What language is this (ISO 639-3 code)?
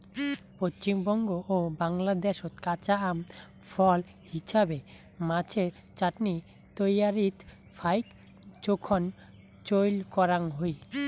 ben